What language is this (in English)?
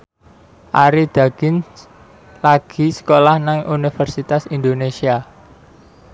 Javanese